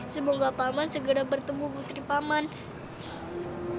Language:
Indonesian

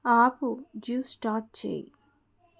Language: Telugu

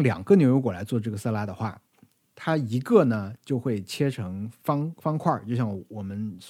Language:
Chinese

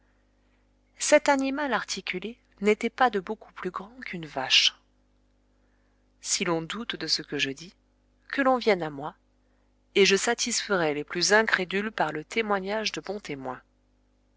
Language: French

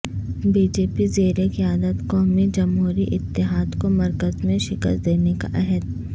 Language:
Urdu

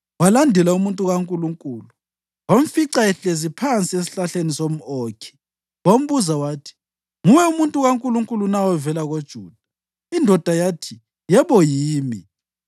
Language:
North Ndebele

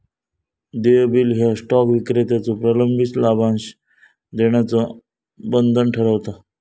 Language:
Marathi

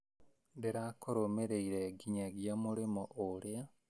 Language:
Kikuyu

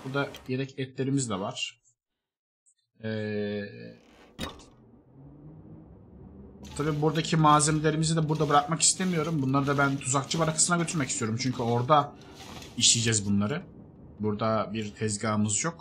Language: Turkish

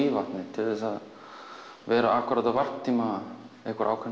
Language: Icelandic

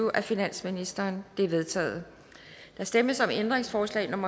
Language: Danish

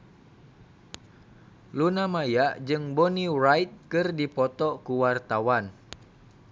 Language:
Sundanese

